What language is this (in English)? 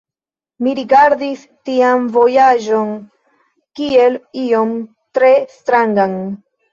Esperanto